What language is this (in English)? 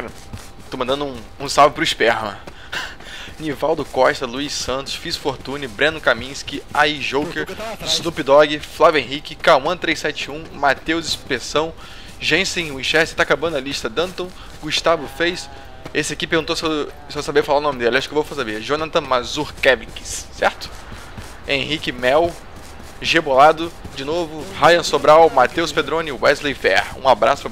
Portuguese